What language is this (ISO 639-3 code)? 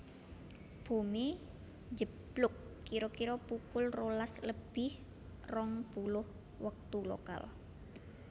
jav